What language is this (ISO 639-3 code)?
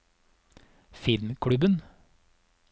nor